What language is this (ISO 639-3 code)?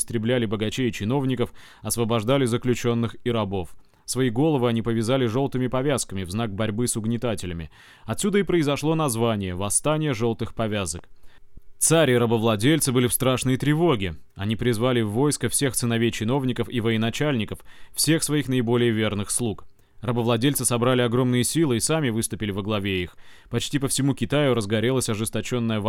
rus